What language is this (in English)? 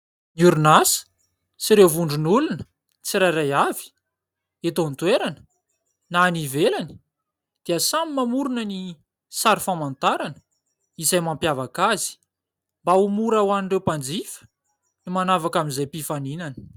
Malagasy